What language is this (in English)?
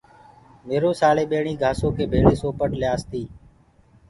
Gurgula